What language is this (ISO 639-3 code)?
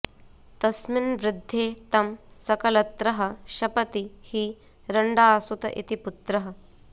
san